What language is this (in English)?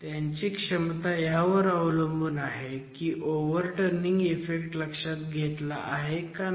Marathi